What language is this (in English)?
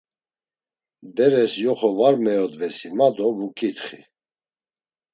Laz